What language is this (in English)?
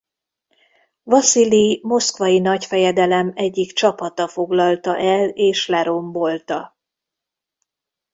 Hungarian